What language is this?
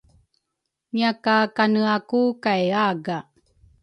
Rukai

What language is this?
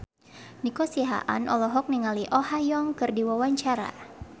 Sundanese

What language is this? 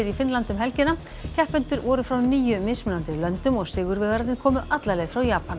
Icelandic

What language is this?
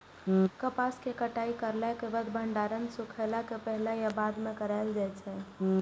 Maithili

